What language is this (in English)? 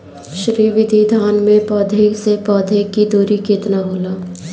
Bhojpuri